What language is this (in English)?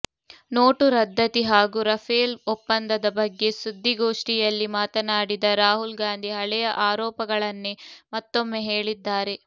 Kannada